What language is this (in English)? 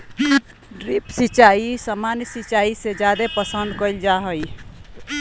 Magahi